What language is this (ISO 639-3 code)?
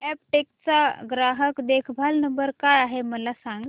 mar